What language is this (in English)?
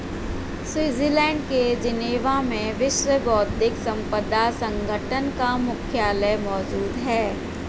Hindi